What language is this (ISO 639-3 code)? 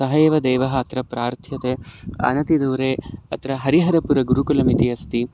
san